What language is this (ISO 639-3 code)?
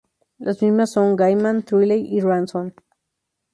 spa